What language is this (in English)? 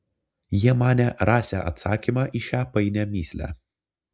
Lithuanian